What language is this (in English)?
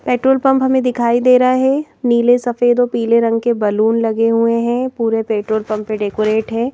Hindi